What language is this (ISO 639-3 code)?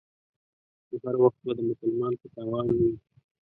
pus